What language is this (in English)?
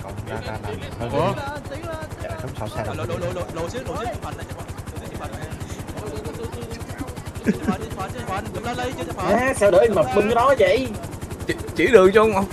Vietnamese